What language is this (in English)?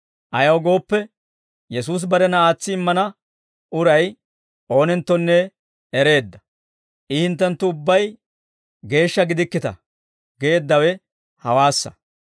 Dawro